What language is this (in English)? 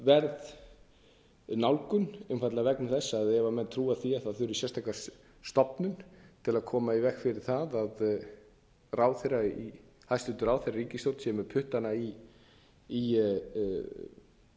Icelandic